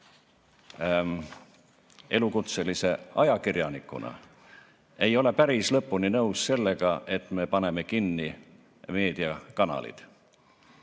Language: Estonian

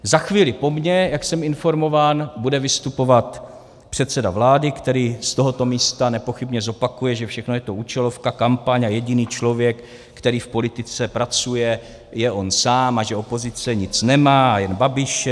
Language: Czech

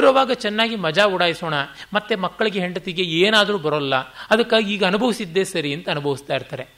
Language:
Kannada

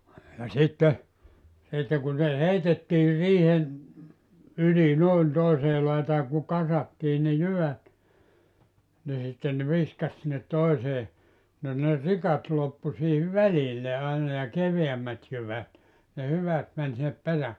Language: Finnish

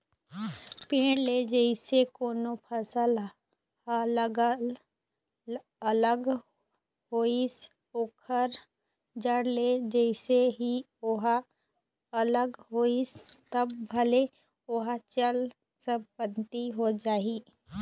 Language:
Chhattisgarhi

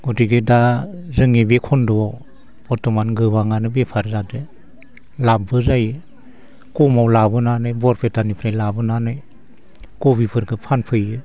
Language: Bodo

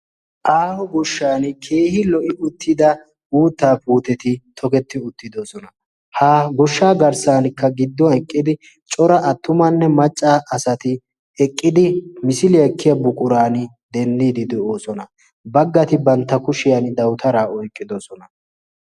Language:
Wolaytta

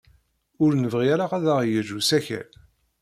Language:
Kabyle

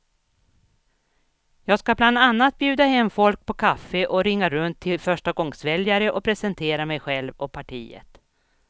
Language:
Swedish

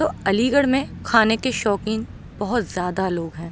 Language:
Urdu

